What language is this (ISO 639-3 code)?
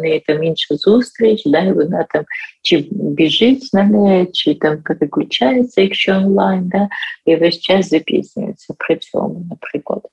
ukr